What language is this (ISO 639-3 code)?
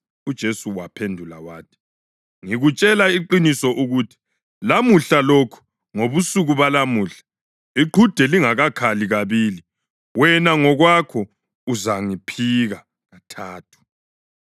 nde